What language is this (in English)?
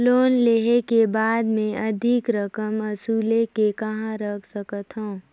Chhattisgarhi